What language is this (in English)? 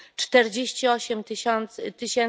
Polish